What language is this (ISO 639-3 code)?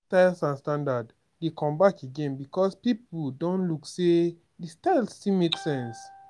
pcm